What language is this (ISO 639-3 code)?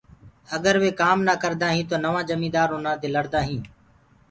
ggg